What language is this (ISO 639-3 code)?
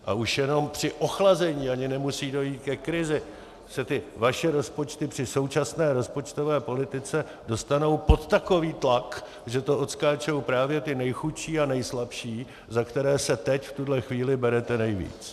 ces